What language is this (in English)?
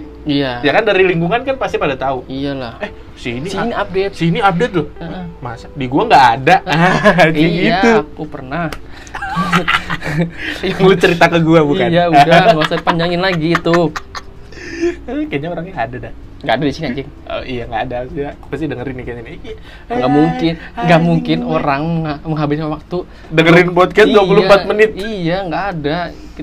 Indonesian